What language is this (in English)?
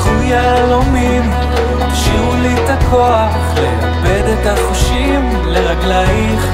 Hebrew